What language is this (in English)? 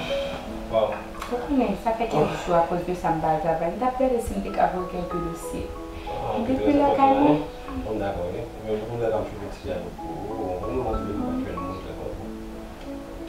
French